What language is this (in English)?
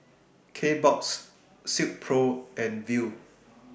English